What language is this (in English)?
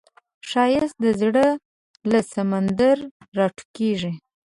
Pashto